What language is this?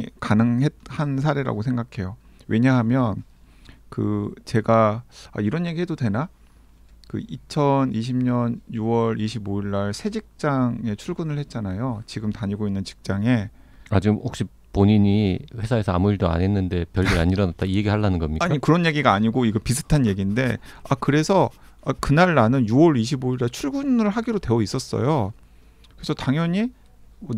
Korean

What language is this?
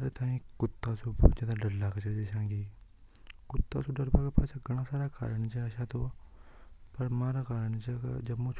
Hadothi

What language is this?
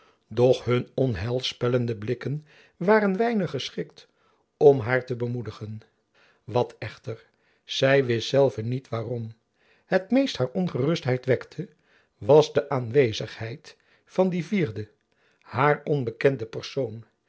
Dutch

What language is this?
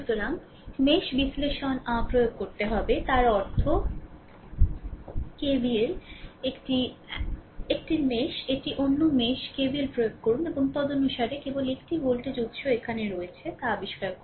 Bangla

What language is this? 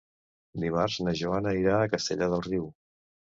Catalan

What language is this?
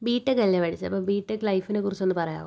Malayalam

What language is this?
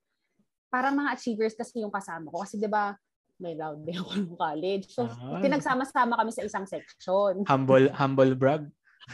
Filipino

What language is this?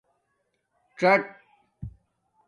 Domaaki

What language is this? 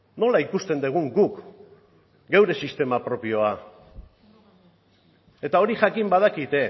Basque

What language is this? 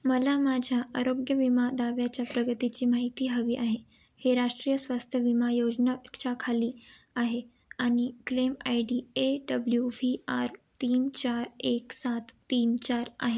Marathi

